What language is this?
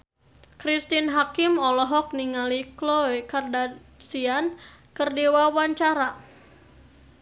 Sundanese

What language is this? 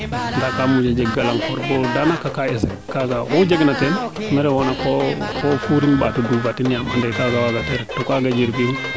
Serer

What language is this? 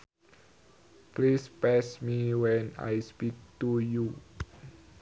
Sundanese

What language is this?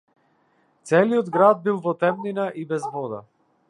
Macedonian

